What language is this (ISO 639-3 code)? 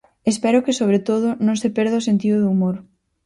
glg